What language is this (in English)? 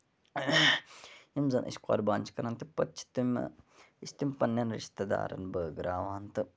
Kashmiri